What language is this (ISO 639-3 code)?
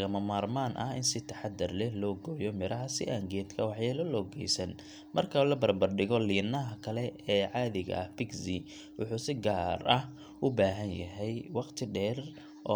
som